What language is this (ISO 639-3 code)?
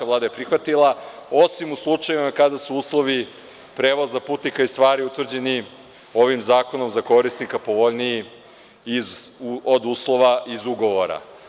srp